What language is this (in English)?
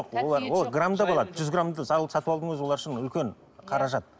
Kazakh